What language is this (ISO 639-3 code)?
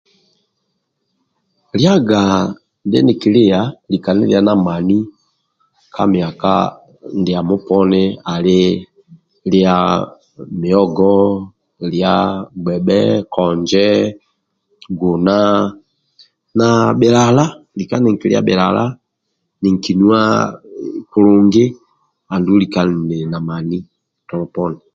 rwm